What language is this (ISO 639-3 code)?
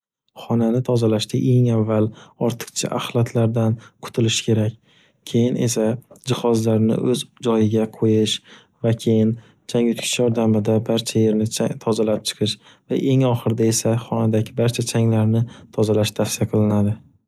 uzb